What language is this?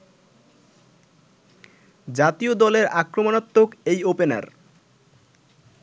Bangla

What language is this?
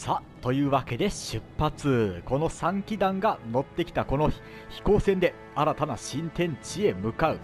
Japanese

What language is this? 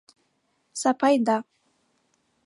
Mari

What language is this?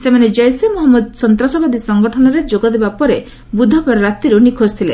Odia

